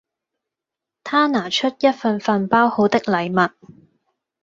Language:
Cantonese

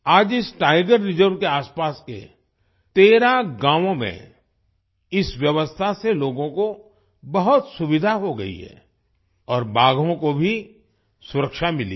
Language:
Hindi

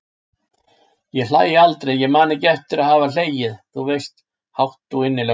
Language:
Icelandic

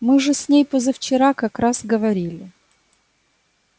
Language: Russian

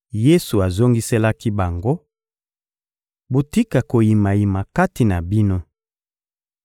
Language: Lingala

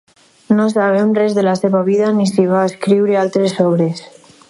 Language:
Catalan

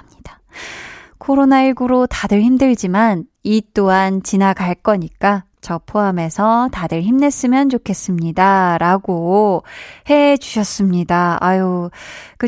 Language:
Korean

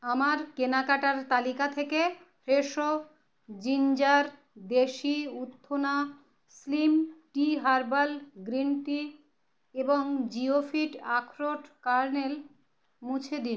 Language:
Bangla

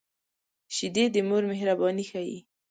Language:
Pashto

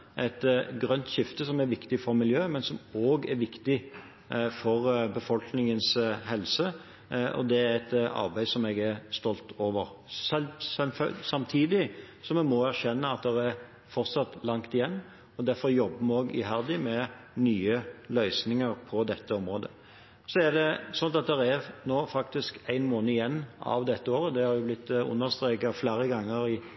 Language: Norwegian Bokmål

